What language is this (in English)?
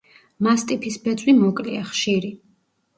Georgian